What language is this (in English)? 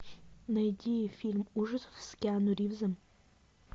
Russian